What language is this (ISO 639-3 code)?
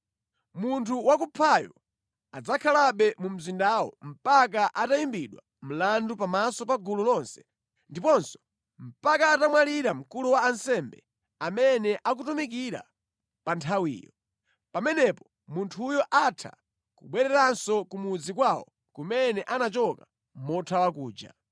nya